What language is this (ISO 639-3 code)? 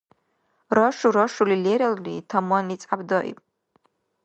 dar